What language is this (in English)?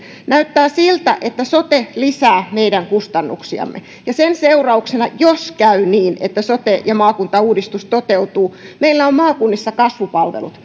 Finnish